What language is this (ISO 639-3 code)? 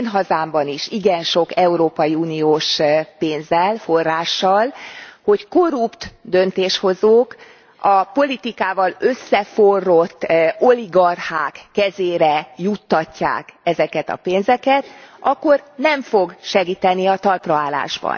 hun